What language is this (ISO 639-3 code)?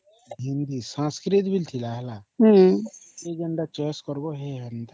ori